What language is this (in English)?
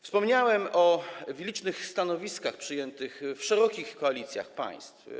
Polish